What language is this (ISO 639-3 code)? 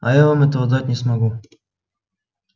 rus